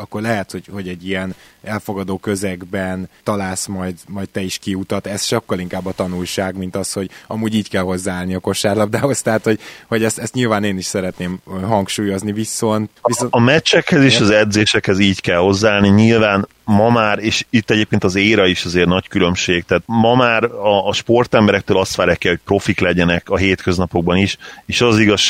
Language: Hungarian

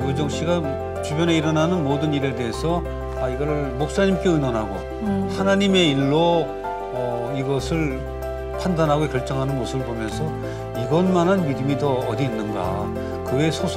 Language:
Korean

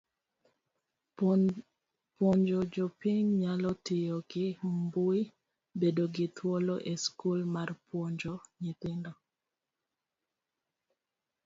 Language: Luo (Kenya and Tanzania)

